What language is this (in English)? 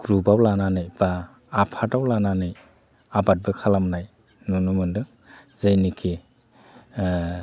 Bodo